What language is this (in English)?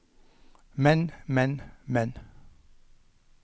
Norwegian